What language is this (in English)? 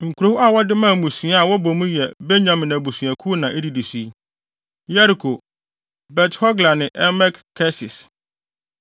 Akan